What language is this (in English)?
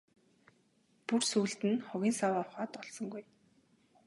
Mongolian